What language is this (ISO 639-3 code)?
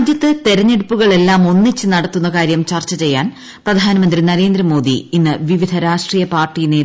mal